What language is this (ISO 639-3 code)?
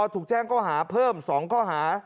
tha